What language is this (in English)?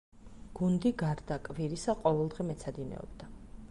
Georgian